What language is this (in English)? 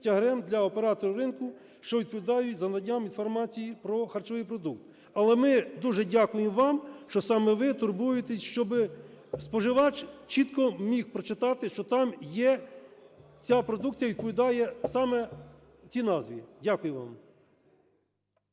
Ukrainian